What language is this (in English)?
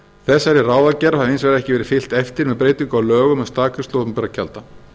Icelandic